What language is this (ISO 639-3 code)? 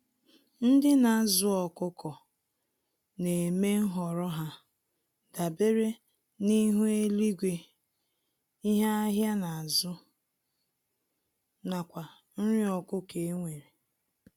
ibo